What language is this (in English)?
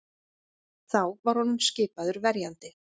Icelandic